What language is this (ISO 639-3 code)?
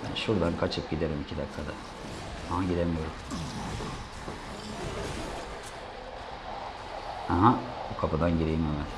tur